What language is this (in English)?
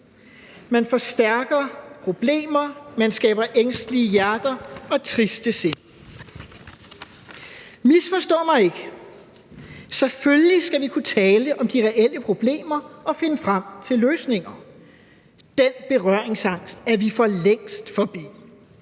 Danish